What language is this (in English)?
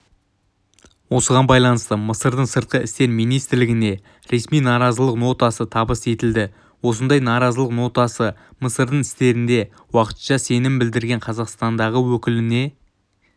Kazakh